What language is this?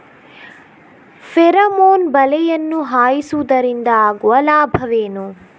Kannada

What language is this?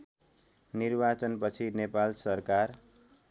Nepali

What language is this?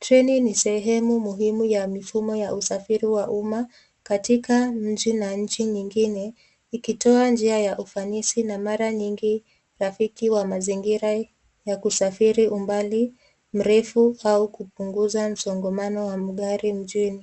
Swahili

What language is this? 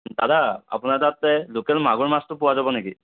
Assamese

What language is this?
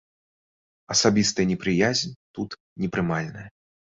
Belarusian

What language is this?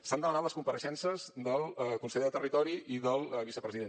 Catalan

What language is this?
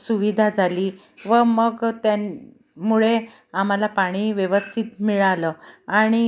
Marathi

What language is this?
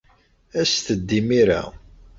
Kabyle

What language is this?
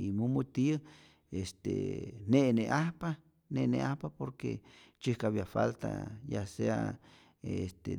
Rayón Zoque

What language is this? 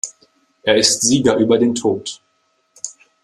German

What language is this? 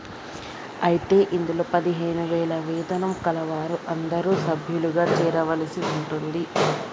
Telugu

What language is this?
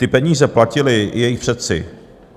Czech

